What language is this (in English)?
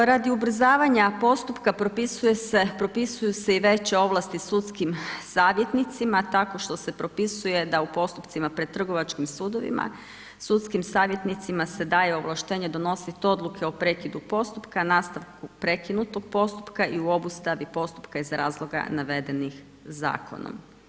Croatian